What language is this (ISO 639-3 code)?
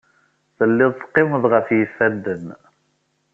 kab